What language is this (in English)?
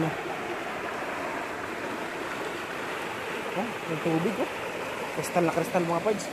Filipino